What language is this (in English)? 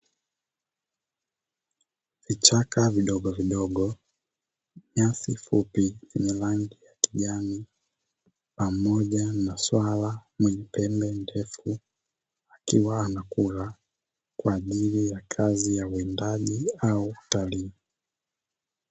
Swahili